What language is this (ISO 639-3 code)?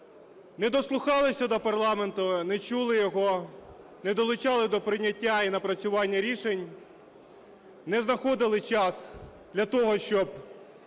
ukr